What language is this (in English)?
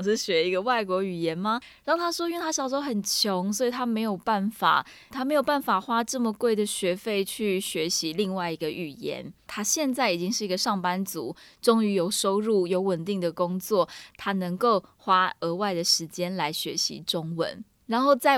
Chinese